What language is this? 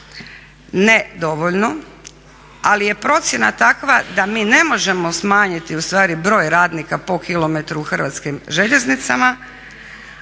Croatian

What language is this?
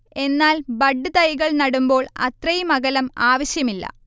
Malayalam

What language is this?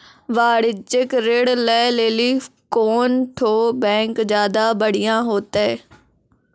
Maithili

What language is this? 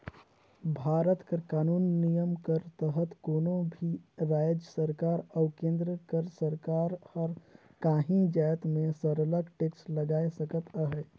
Chhattisgarhi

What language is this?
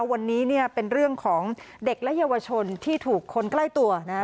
Thai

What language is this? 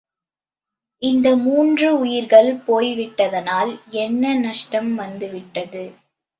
Tamil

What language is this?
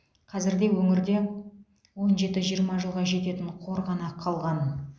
Kazakh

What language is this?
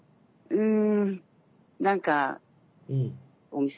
Japanese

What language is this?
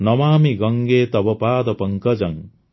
Odia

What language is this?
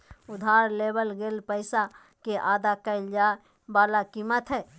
Magahi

